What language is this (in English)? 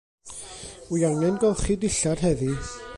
Welsh